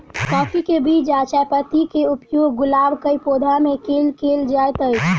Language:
Maithili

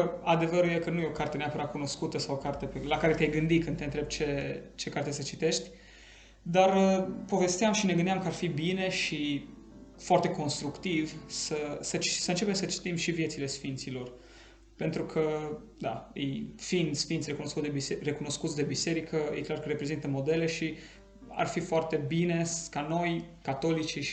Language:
Romanian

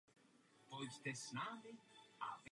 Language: Czech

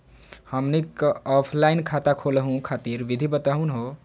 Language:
Magahi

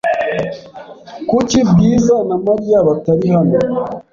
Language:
Kinyarwanda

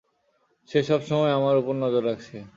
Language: Bangla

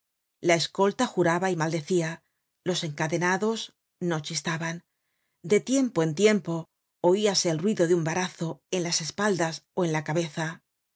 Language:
Spanish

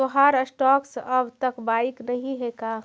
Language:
Magahi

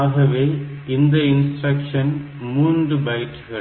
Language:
Tamil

